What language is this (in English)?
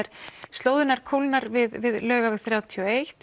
Icelandic